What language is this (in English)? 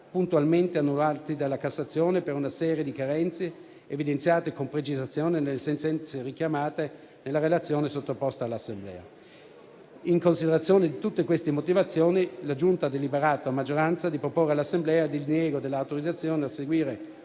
Italian